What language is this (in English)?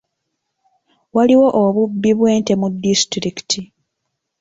Ganda